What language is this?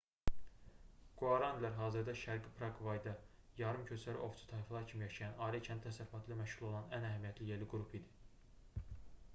Azerbaijani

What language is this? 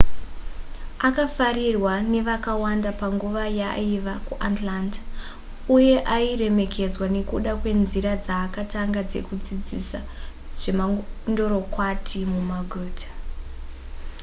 Shona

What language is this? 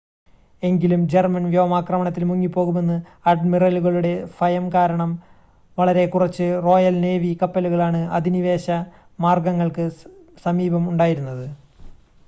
Malayalam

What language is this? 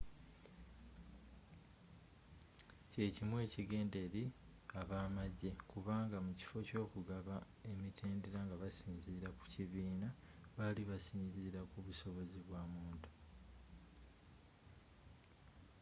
Ganda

